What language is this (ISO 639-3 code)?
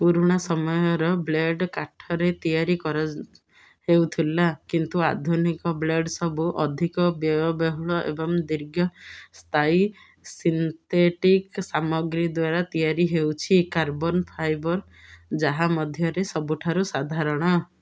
ori